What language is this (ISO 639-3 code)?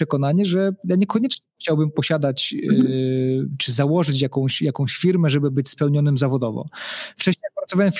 pol